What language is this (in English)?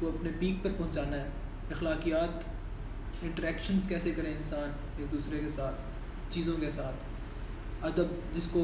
Urdu